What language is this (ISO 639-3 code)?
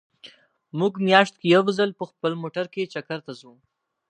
pus